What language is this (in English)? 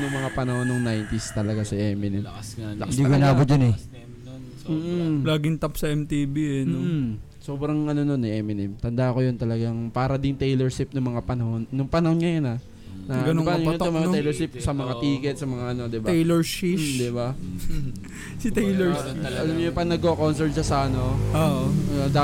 Filipino